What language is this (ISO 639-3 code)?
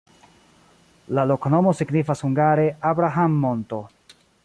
epo